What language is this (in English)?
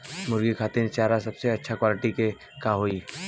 Bhojpuri